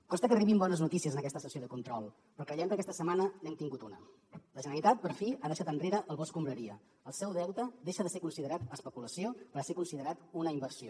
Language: Catalan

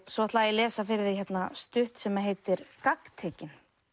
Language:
Icelandic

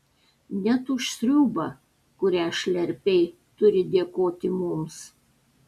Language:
Lithuanian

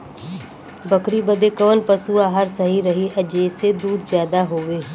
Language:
Bhojpuri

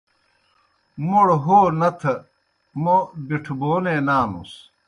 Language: Kohistani Shina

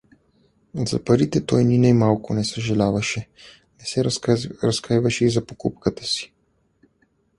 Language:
Bulgarian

